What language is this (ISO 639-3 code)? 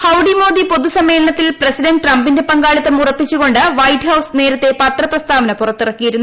mal